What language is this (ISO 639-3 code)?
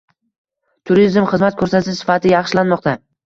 uzb